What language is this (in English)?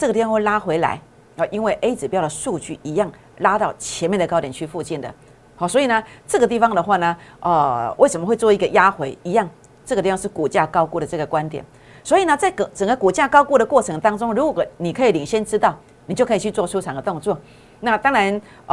Chinese